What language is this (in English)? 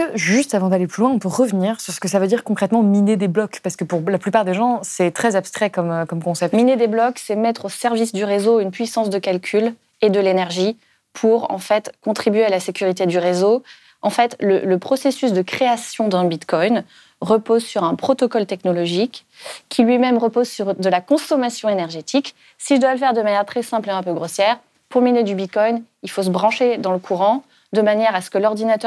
French